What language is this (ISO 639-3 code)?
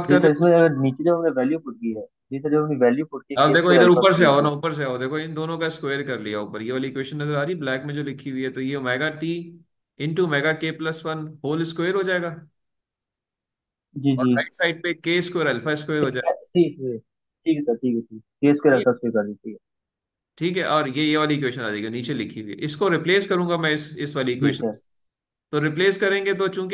hin